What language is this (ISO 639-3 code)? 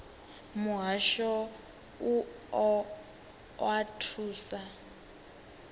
ven